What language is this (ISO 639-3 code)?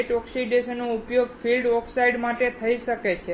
guj